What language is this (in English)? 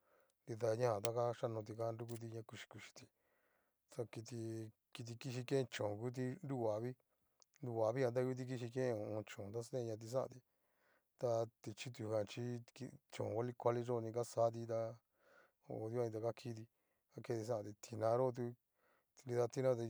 Cacaloxtepec Mixtec